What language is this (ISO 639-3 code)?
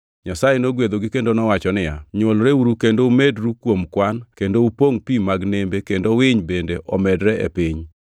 luo